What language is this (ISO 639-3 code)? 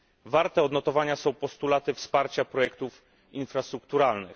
pol